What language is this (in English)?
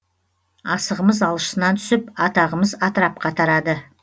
Kazakh